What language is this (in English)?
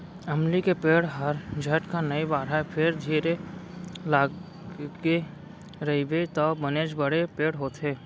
Chhattisgarhi